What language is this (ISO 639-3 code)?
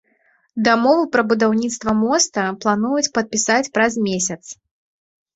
bel